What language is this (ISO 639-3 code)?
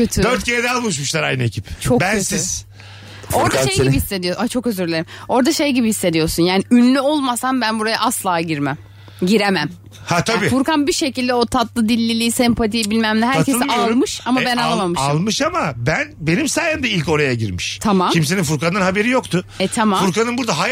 tur